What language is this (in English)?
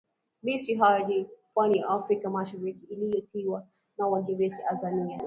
Swahili